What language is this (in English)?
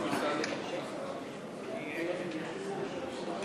Hebrew